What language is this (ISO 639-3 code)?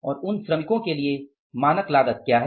hin